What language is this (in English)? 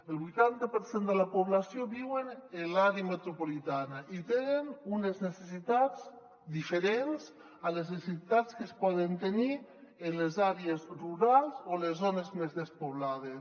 Catalan